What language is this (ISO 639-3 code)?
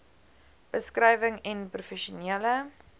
afr